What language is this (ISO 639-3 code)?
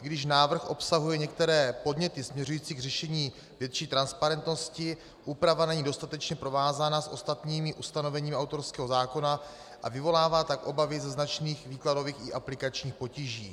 ces